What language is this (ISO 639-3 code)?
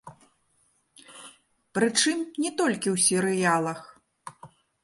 bel